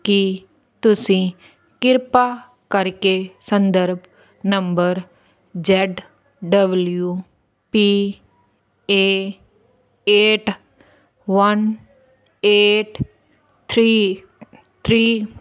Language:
Punjabi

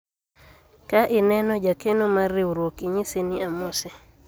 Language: Luo (Kenya and Tanzania)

